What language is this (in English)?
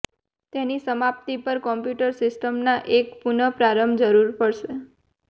Gujarati